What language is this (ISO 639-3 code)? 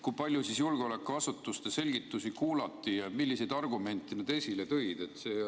est